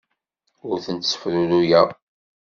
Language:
Kabyle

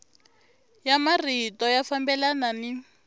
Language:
Tsonga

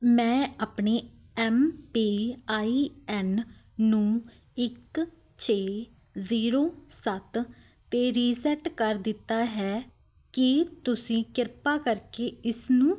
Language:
Punjabi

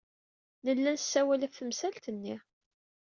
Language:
Kabyle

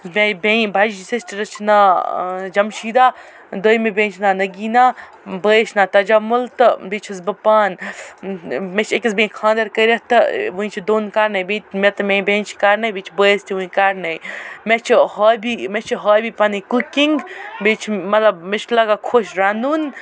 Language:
Kashmiri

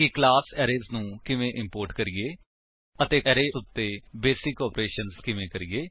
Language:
Punjabi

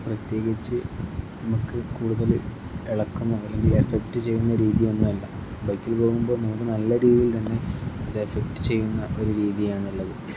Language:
Malayalam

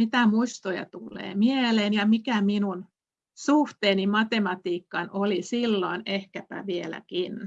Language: Finnish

